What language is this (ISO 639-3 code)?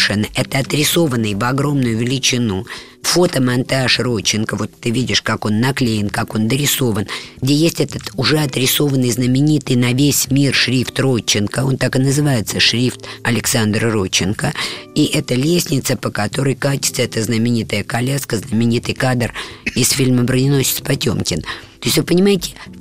rus